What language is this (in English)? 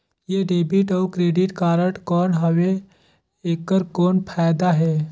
Chhattisgarhi